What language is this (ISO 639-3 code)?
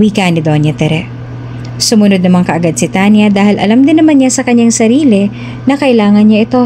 fil